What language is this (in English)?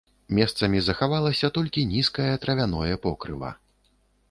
Belarusian